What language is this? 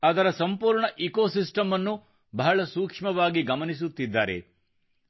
Kannada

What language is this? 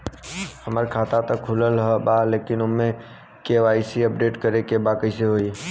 Bhojpuri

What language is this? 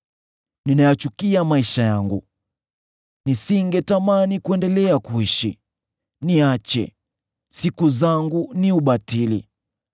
Swahili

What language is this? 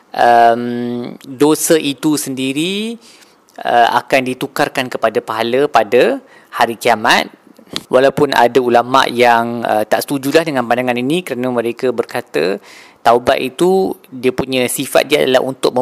Malay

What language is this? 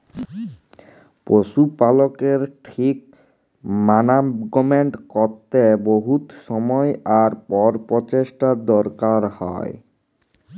Bangla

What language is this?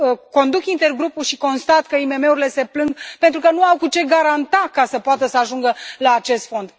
Romanian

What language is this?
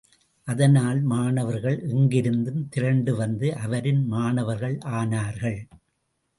Tamil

